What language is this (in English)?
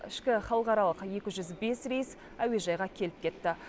Kazakh